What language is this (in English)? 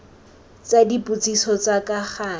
Tswana